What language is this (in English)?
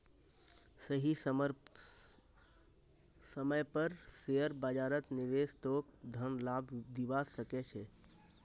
Magahi